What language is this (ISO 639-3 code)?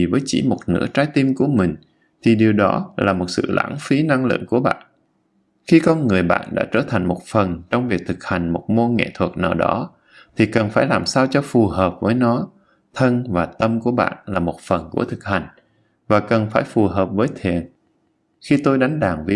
vie